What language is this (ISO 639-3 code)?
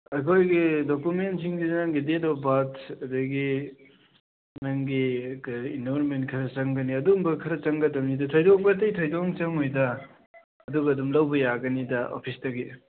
mni